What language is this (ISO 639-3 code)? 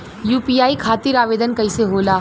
bho